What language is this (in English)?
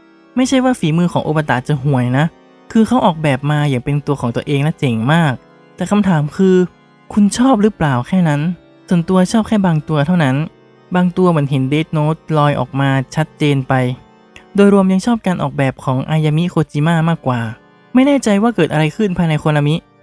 Thai